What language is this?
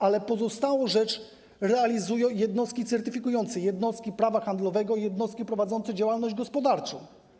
Polish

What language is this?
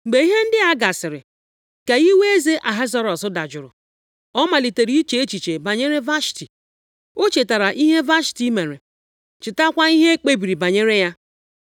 Igbo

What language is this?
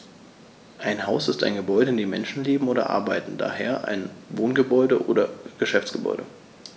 German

